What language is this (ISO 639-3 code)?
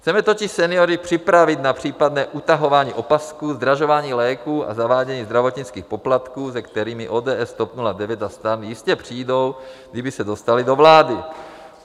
ces